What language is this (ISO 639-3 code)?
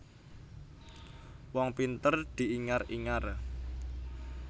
jav